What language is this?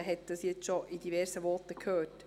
Swiss German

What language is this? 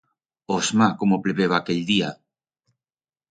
Aragonese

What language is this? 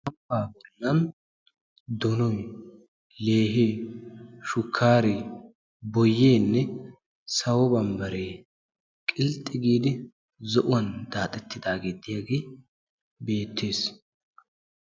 Wolaytta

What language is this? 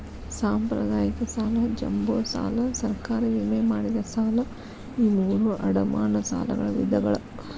Kannada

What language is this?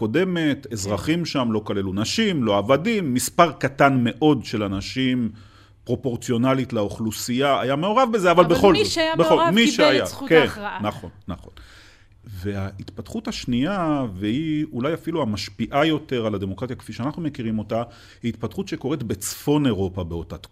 Hebrew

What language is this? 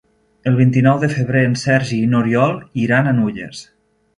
Catalan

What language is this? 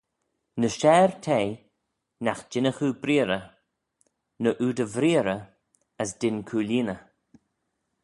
Manx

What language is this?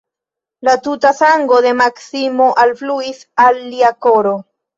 Esperanto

